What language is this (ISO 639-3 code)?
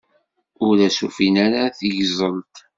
kab